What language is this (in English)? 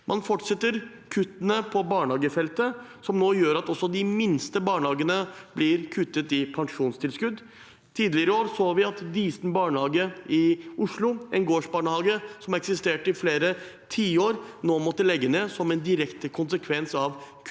Norwegian